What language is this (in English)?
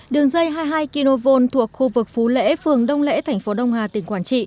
Vietnamese